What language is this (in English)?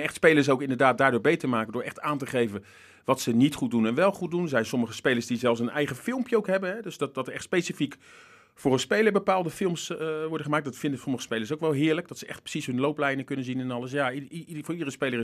Dutch